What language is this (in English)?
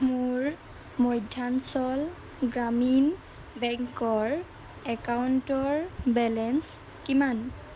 Assamese